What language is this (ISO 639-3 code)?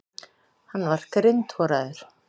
isl